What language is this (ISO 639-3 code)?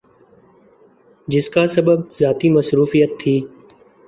urd